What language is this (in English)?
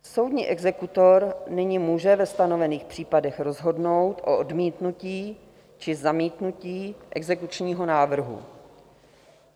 Czech